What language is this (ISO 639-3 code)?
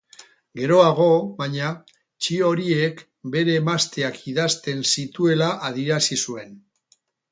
eus